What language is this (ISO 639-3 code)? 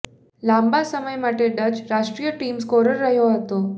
guj